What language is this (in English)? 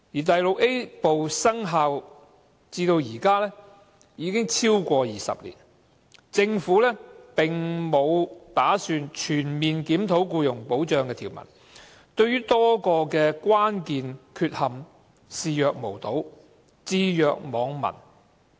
Cantonese